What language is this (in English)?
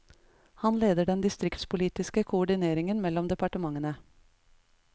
Norwegian